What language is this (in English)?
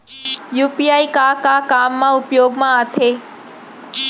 Chhattisgarhi